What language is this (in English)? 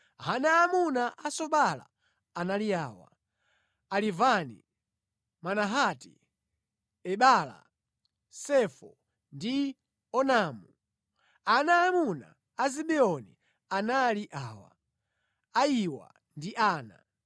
Nyanja